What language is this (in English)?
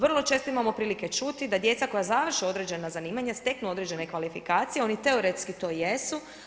Croatian